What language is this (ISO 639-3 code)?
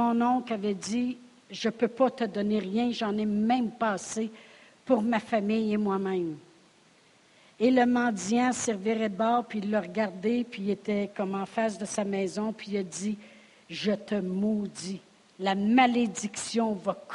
fra